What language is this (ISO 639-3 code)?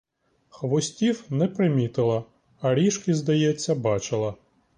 ukr